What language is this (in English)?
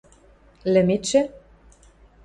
Western Mari